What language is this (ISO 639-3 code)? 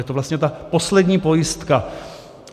ces